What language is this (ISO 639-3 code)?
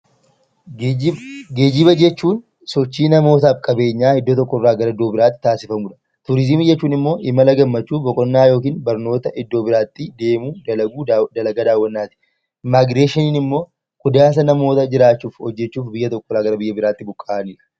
orm